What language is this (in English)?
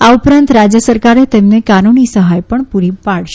Gujarati